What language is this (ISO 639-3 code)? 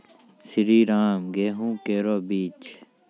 mai